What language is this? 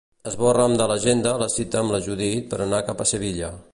Catalan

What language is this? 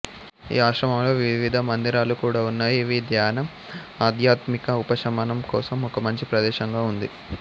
Telugu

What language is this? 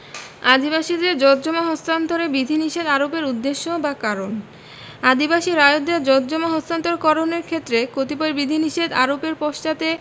Bangla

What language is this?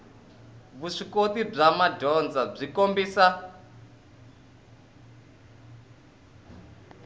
Tsonga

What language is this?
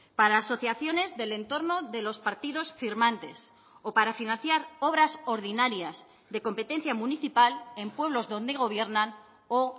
Spanish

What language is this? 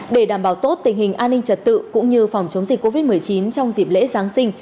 Vietnamese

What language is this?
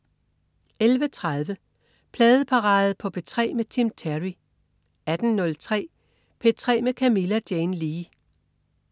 Danish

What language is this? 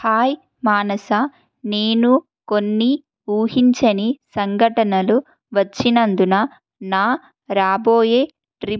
Telugu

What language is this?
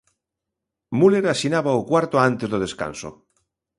Galician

